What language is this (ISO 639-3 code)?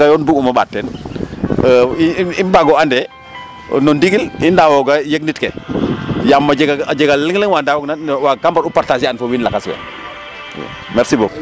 srr